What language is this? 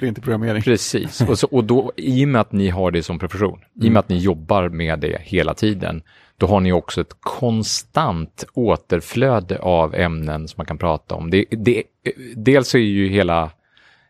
Swedish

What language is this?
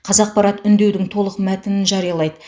Kazakh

